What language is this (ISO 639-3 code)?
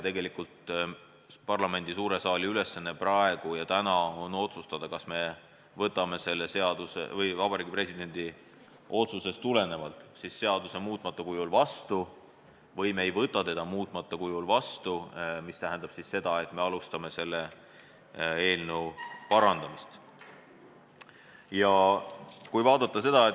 est